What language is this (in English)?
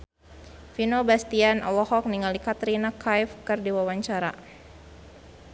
Sundanese